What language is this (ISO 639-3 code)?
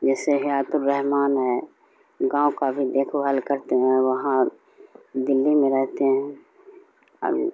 urd